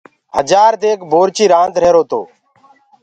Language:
Gurgula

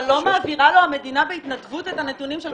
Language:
Hebrew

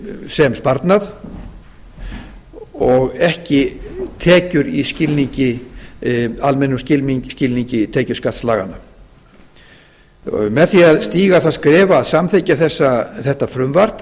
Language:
Icelandic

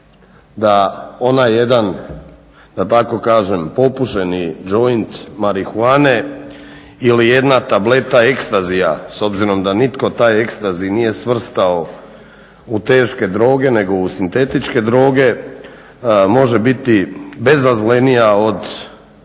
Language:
Croatian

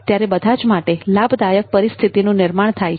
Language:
Gujarati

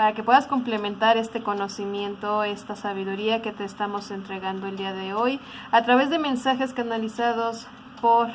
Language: Spanish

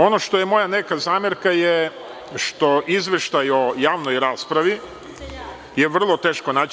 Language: Serbian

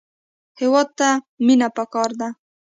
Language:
Pashto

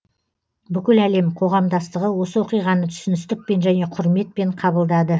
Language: Kazakh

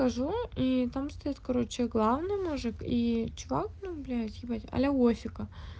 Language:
Russian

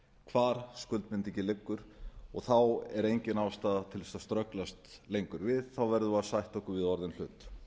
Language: Icelandic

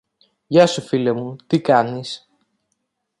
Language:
Greek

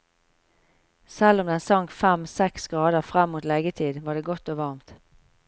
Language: Norwegian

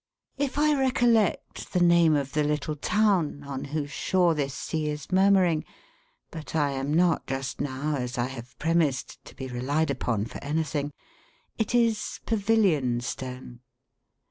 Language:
English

